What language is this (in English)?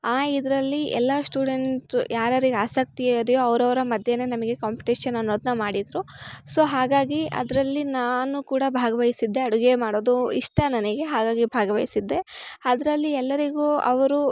Kannada